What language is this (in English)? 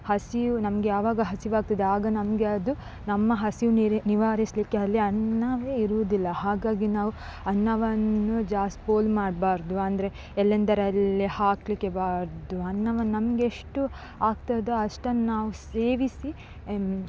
Kannada